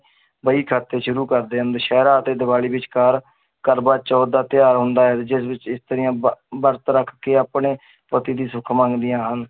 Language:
Punjabi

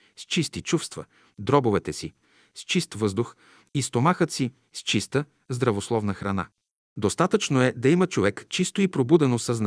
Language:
Bulgarian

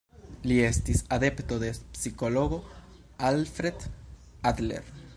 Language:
Esperanto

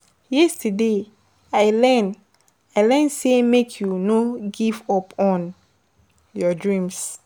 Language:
Nigerian Pidgin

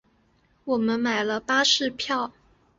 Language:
Chinese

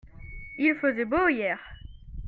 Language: French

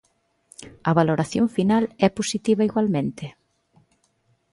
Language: Galician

